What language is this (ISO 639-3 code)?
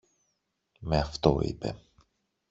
ell